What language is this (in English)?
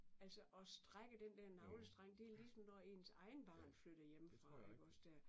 Danish